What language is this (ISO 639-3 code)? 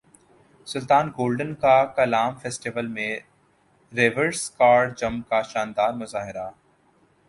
urd